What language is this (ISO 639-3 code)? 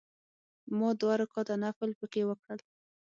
pus